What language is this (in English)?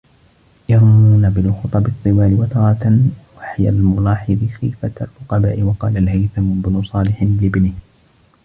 Arabic